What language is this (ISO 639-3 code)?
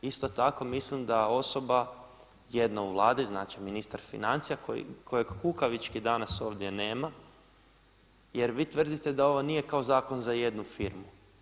hrv